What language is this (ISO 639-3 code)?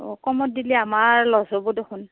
asm